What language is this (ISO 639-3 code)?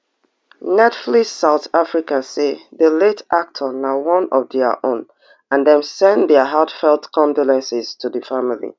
pcm